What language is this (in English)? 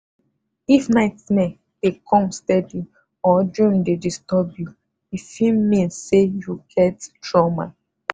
Nigerian Pidgin